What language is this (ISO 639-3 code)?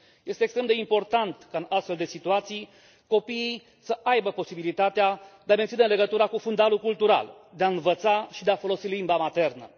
ron